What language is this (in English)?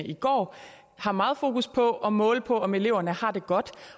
Danish